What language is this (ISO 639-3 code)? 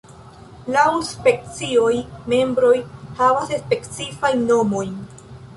epo